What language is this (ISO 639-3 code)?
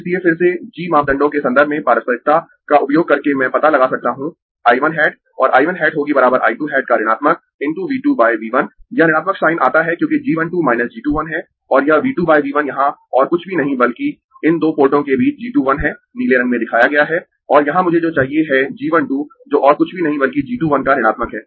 hin